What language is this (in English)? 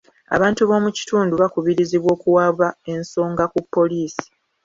Ganda